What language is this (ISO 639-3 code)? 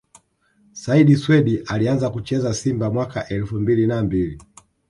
swa